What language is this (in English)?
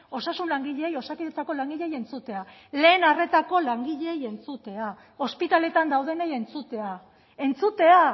Basque